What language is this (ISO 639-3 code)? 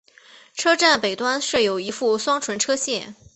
zho